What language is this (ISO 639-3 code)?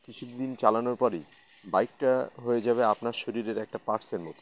ben